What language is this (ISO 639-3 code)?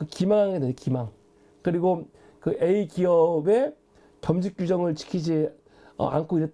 kor